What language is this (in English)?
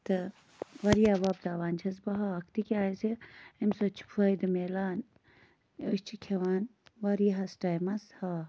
Kashmiri